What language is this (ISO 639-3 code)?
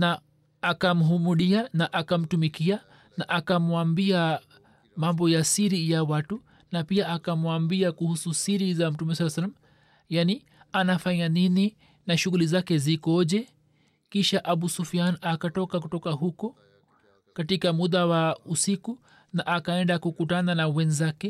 swa